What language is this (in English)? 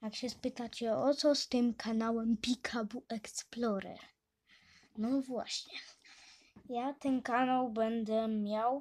Polish